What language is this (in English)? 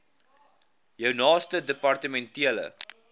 Afrikaans